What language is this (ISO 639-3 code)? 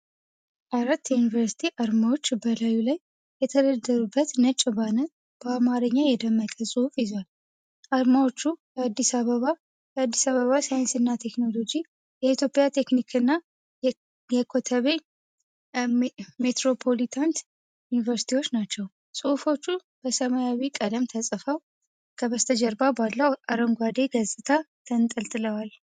amh